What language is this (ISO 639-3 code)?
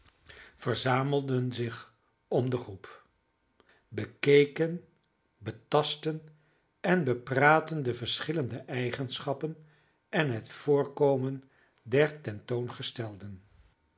nld